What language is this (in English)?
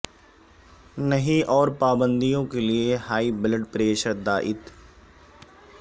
Urdu